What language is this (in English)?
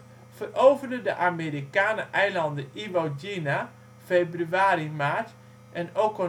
Dutch